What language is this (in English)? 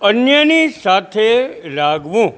Gujarati